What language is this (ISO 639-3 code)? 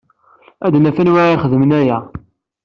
kab